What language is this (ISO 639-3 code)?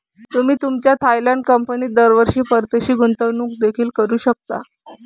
mar